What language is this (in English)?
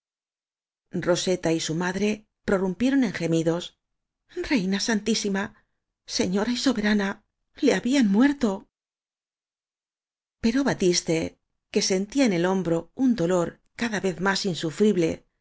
Spanish